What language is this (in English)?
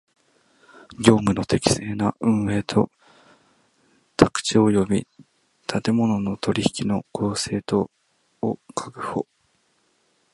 Japanese